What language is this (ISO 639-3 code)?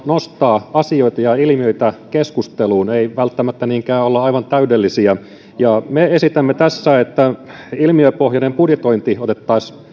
fin